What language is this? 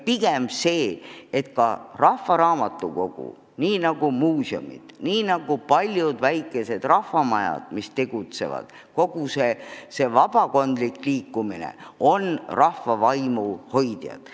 Estonian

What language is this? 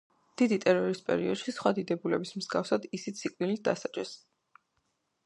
Georgian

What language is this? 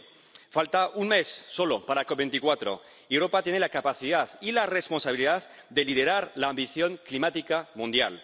Spanish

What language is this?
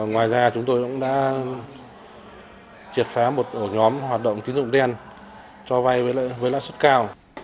Vietnamese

